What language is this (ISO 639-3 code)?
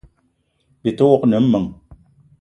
eto